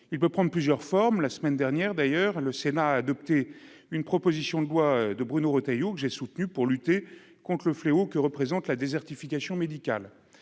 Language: French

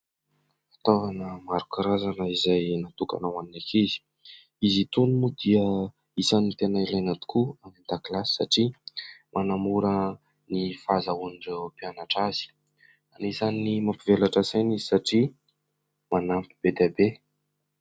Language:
Malagasy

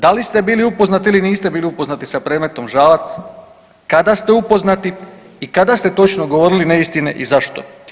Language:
Croatian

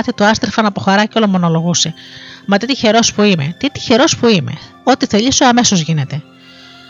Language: Greek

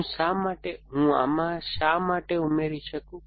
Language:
Gujarati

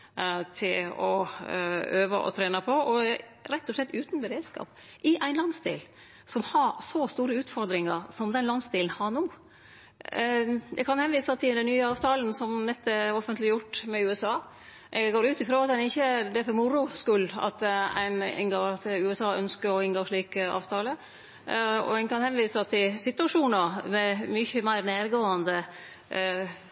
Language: Norwegian Nynorsk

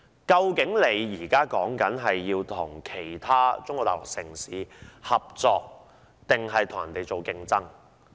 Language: Cantonese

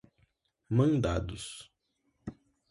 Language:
Portuguese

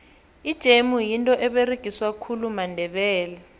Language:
South Ndebele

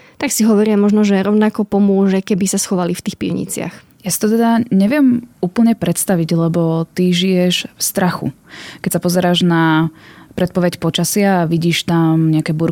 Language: Slovak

